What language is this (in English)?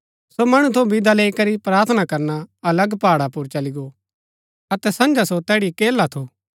Gaddi